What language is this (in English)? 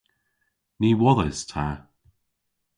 Cornish